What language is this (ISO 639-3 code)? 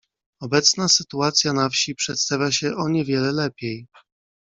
pol